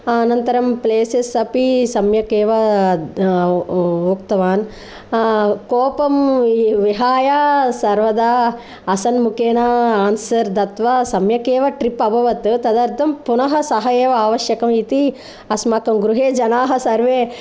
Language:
Sanskrit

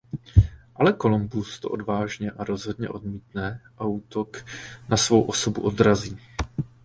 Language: Czech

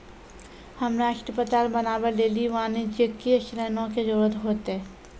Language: Maithili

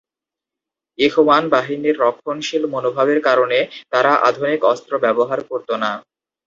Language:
Bangla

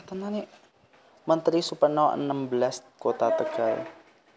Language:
Javanese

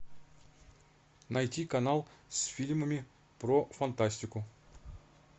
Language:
Russian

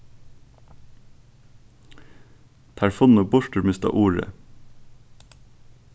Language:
Faroese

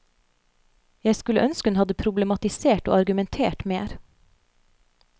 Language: Norwegian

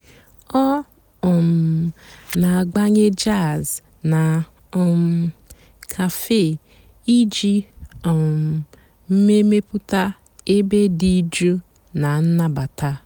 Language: Igbo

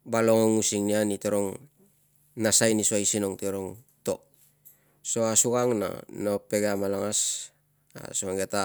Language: Tungag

